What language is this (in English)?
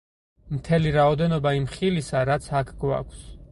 Georgian